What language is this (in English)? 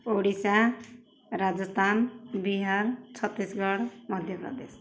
Odia